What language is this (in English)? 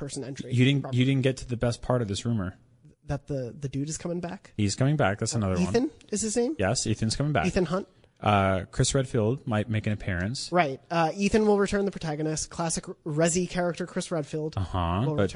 English